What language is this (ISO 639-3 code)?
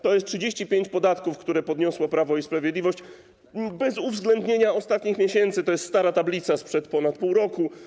pol